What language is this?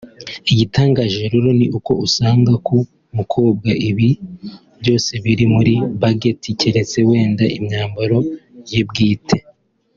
Kinyarwanda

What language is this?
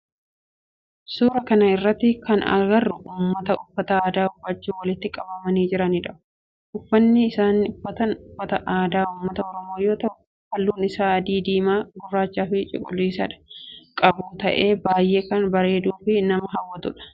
Oromo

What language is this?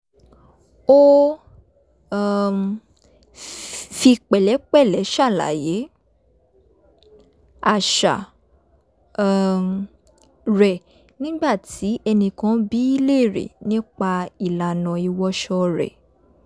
Yoruba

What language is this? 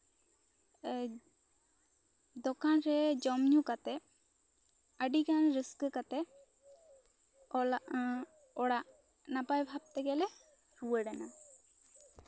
Santali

